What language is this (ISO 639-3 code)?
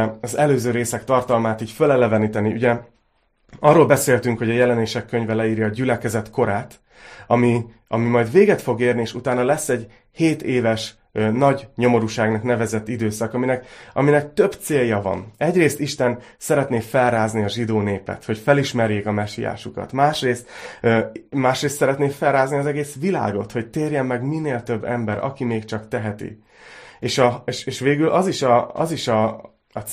hun